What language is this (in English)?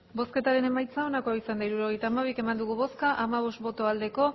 Basque